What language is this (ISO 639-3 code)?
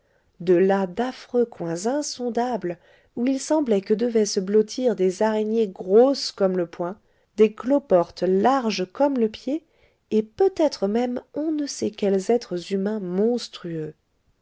fra